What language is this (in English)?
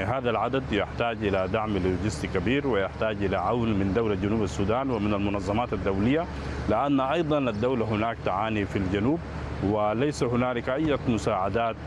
Arabic